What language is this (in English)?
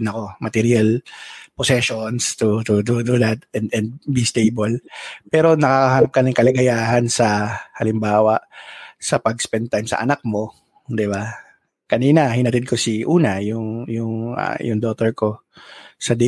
Filipino